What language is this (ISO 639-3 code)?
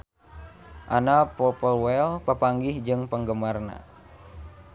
sun